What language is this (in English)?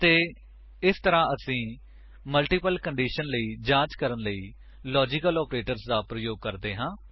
Punjabi